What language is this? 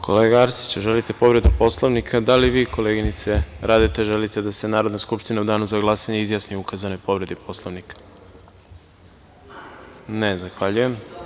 Serbian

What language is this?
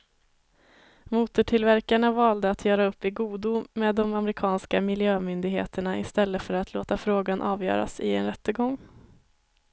Swedish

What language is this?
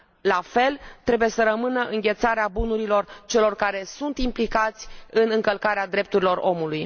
Romanian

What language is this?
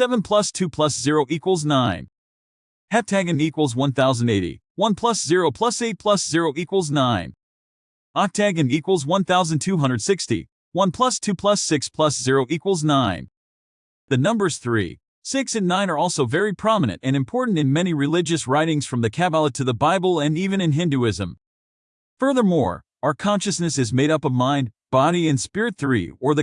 English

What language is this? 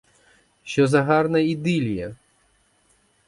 Ukrainian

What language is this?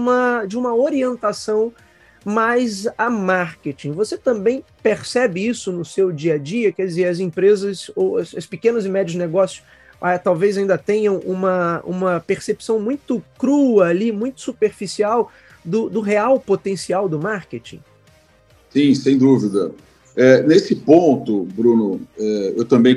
Portuguese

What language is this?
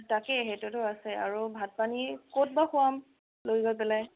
Assamese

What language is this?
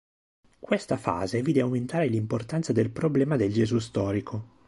Italian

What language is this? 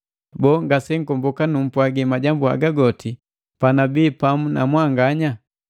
Matengo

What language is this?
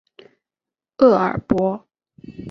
Chinese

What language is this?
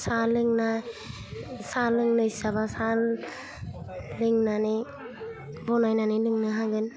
Bodo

